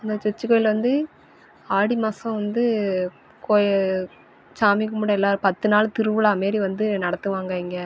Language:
Tamil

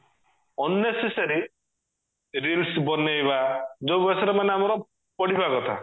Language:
Odia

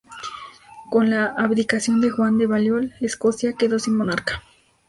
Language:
Spanish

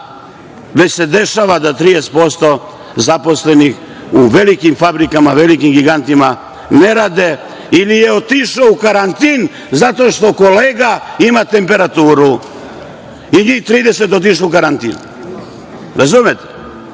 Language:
Serbian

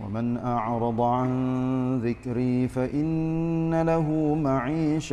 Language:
Malay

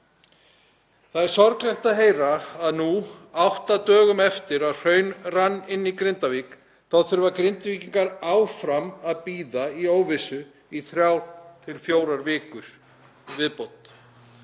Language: Icelandic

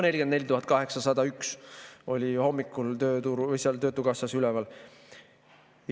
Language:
Estonian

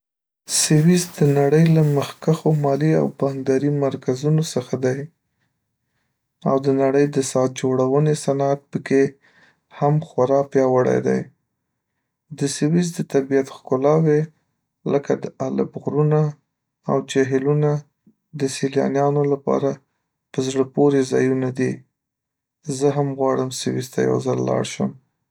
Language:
Pashto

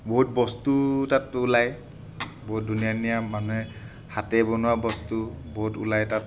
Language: Assamese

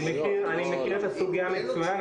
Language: Hebrew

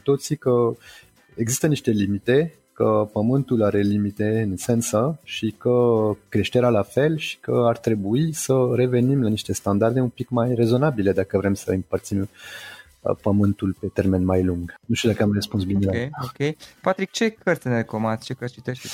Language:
Romanian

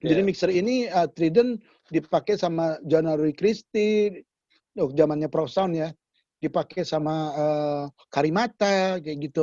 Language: Indonesian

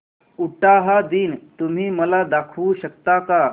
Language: Marathi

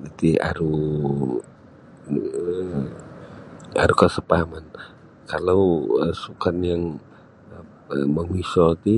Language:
Sabah Bisaya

